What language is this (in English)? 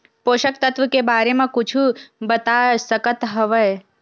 Chhattisgarhi